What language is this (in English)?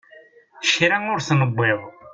Kabyle